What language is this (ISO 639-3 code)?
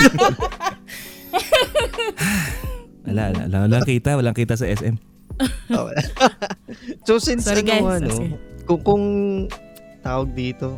fil